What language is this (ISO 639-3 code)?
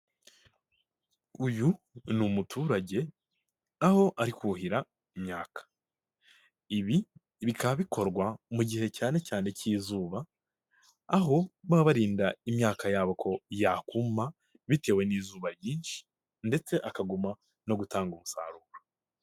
kin